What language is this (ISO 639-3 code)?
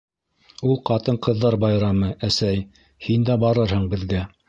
bak